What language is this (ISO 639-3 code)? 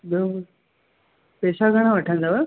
snd